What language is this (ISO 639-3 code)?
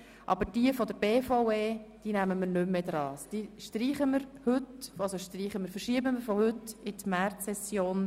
gsw